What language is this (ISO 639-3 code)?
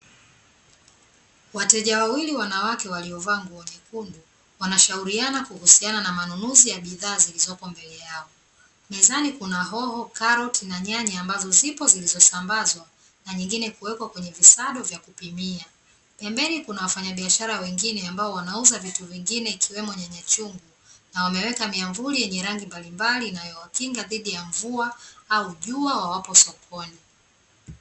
swa